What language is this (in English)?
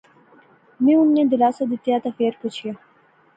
Pahari-Potwari